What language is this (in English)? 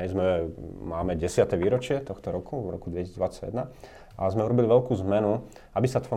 Slovak